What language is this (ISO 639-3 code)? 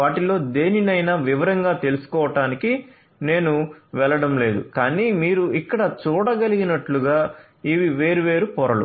tel